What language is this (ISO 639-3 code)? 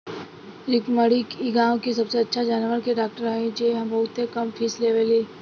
bho